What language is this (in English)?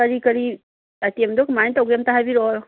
Manipuri